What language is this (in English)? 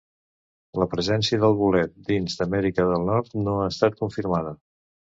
Catalan